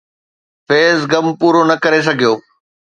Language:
Sindhi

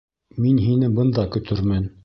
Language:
Bashkir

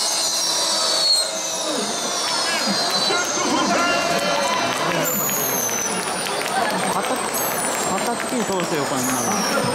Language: Japanese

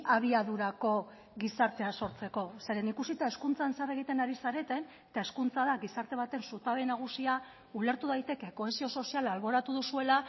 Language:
Basque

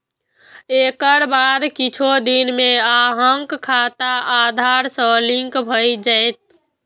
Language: Maithili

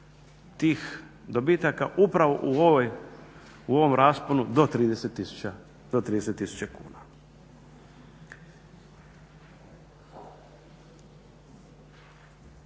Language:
Croatian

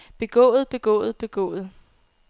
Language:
Danish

